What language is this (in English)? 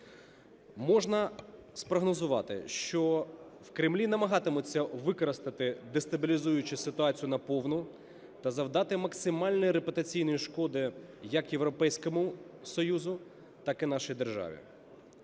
Ukrainian